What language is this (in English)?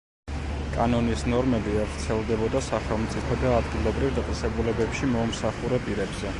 Georgian